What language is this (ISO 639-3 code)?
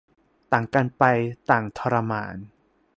tha